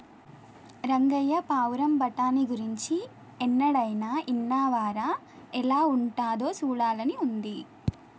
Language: Telugu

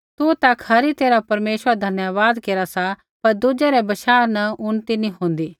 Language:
Kullu Pahari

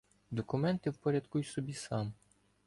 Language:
Ukrainian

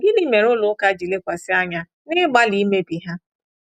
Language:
Igbo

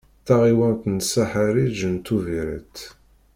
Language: Kabyle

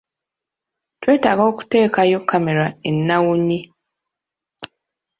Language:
Ganda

